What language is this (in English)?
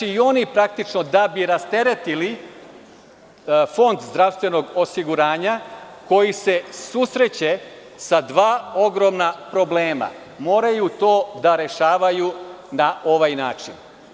Serbian